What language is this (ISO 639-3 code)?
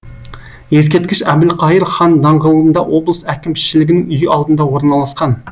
kaz